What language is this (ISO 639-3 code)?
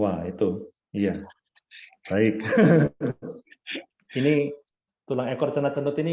ind